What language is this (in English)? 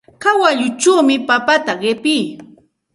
Santa Ana de Tusi Pasco Quechua